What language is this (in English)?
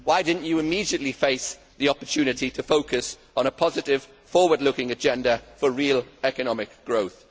English